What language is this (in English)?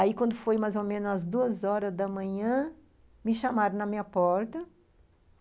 Portuguese